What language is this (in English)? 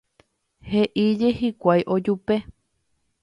Guarani